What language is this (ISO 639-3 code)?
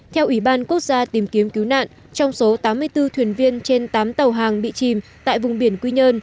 vie